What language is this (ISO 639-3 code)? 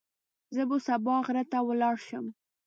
pus